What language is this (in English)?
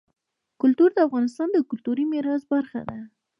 Pashto